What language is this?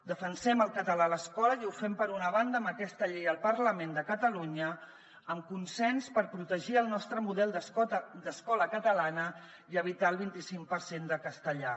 Catalan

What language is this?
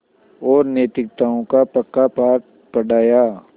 Hindi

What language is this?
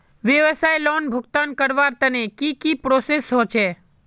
Magahi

